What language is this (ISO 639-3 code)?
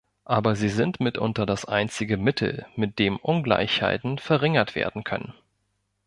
deu